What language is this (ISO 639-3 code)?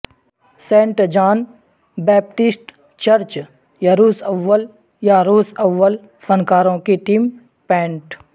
urd